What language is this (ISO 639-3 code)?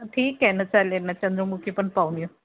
mar